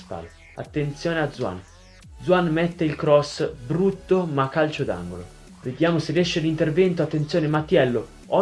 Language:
Italian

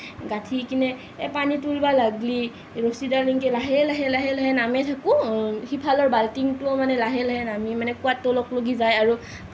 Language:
Assamese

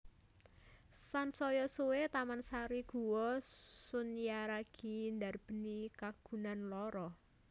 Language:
Javanese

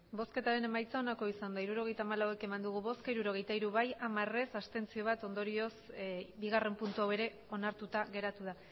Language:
Basque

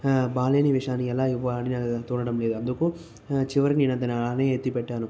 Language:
Telugu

